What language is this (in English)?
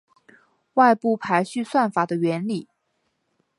Chinese